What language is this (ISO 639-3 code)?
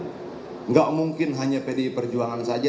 ind